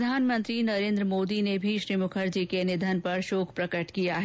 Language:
Hindi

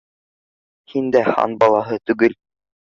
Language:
Bashkir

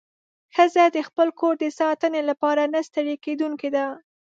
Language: Pashto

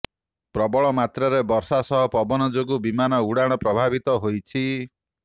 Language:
Odia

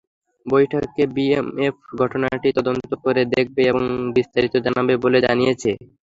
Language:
Bangla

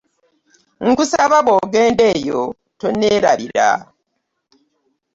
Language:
Ganda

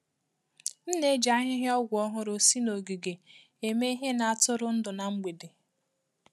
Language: Igbo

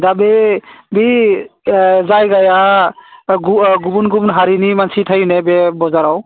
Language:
Bodo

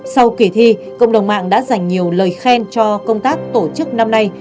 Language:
Vietnamese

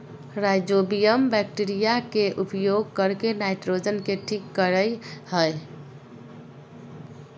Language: Magahi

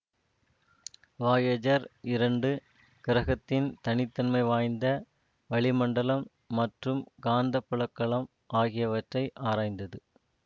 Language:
Tamil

